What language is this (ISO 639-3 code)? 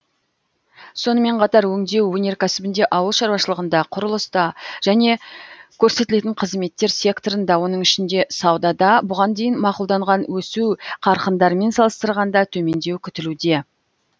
kaz